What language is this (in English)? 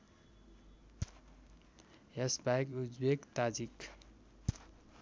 Nepali